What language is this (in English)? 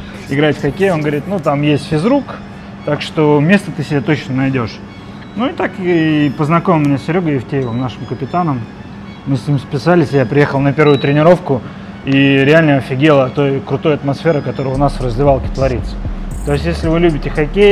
Russian